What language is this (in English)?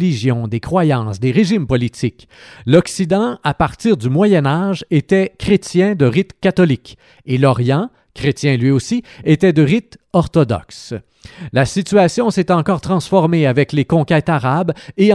French